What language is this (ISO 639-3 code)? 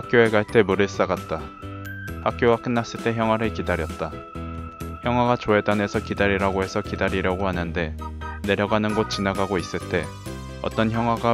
kor